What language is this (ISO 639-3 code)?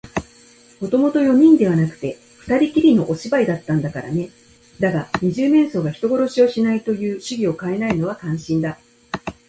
jpn